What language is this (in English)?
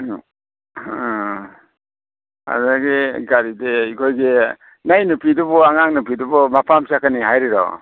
Manipuri